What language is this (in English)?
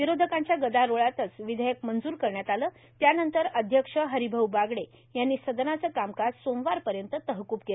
Marathi